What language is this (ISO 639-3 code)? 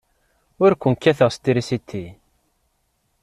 kab